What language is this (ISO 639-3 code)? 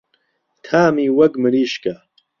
ckb